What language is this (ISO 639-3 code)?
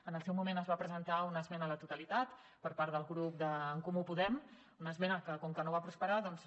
cat